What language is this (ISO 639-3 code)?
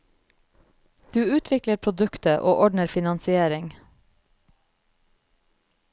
nor